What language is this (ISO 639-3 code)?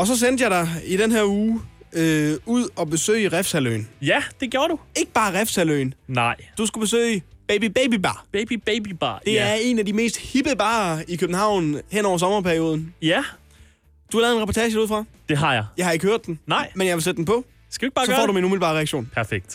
dan